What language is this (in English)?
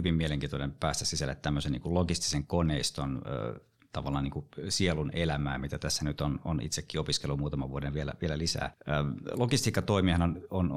Finnish